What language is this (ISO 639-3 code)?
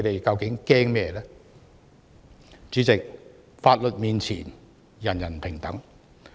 yue